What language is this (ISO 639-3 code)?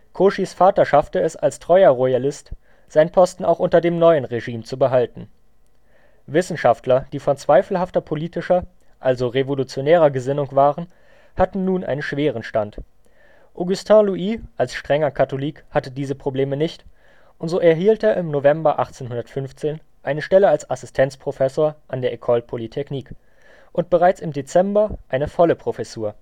deu